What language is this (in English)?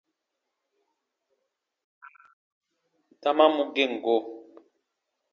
Baatonum